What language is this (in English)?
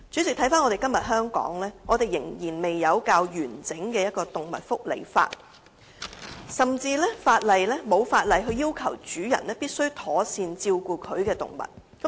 Cantonese